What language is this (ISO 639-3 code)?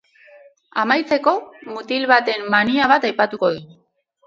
eus